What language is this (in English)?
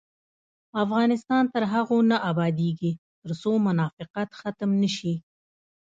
Pashto